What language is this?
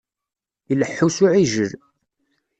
Kabyle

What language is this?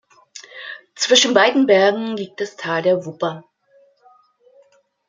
German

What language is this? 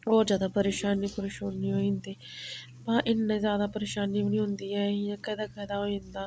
Dogri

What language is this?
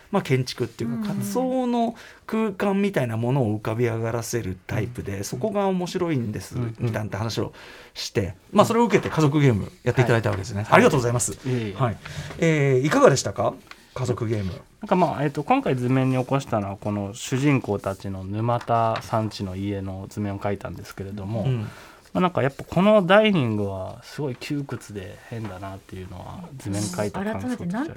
Japanese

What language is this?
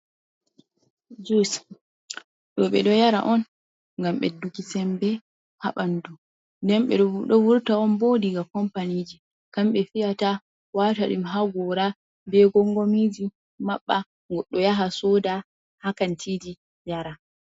Fula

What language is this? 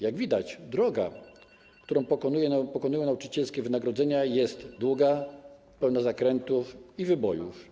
Polish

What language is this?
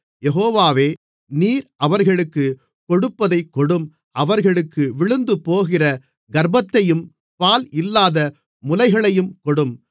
Tamil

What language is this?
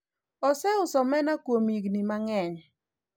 Luo (Kenya and Tanzania)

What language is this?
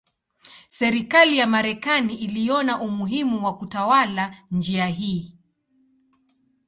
Swahili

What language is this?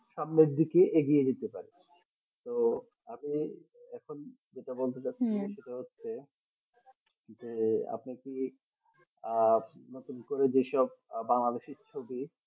Bangla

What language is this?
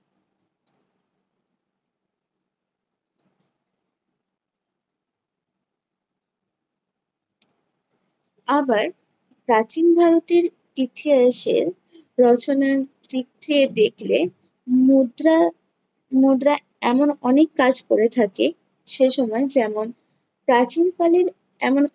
Bangla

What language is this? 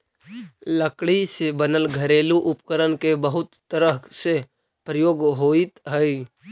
Magahi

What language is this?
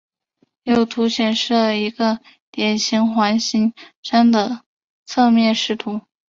Chinese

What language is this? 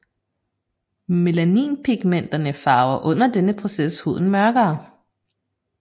Danish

